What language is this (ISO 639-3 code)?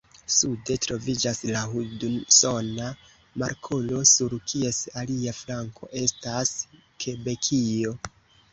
epo